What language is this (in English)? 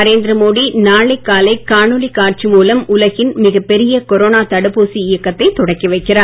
Tamil